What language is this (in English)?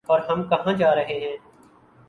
Urdu